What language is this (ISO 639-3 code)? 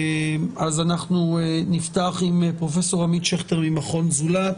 heb